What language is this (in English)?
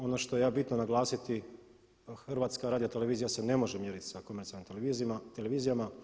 Croatian